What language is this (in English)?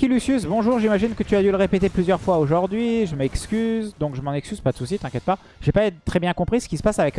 French